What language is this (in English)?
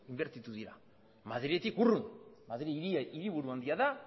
Basque